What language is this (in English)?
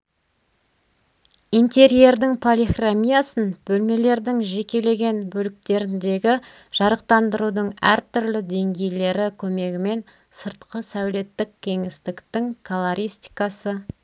Kazakh